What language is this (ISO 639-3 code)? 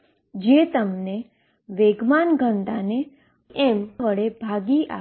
guj